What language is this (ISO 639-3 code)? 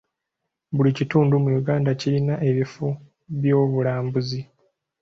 lug